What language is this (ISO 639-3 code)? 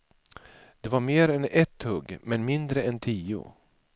swe